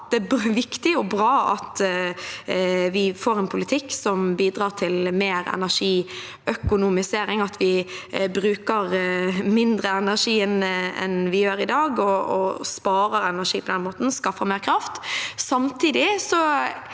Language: Norwegian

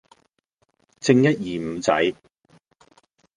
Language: Cantonese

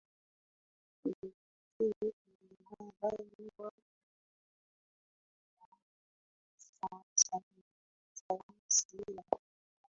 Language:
Swahili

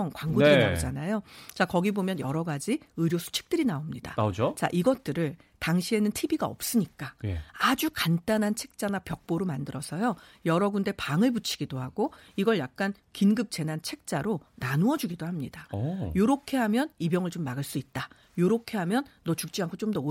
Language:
Korean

